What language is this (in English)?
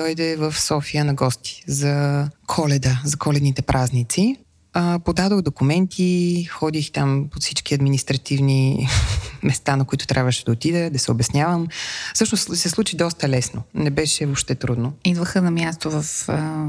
Bulgarian